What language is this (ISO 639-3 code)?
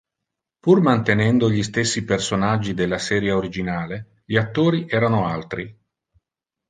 ita